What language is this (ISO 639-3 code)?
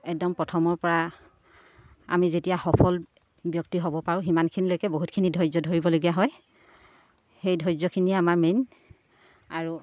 asm